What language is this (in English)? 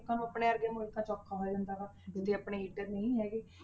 Punjabi